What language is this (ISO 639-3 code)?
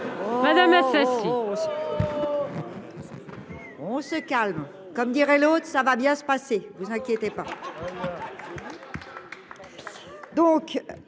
fra